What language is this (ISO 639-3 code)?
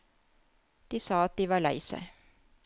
nor